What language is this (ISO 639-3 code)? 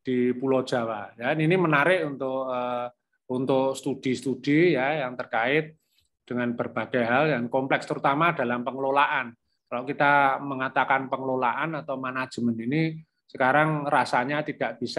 ind